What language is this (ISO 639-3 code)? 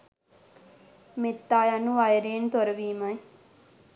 sin